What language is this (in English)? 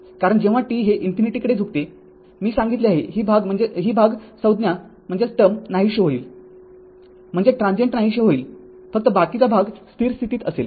Marathi